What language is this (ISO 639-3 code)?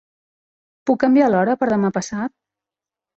cat